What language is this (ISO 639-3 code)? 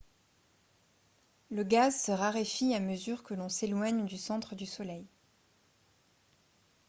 fra